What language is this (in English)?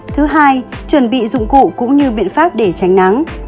Vietnamese